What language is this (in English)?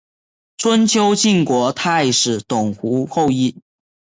Chinese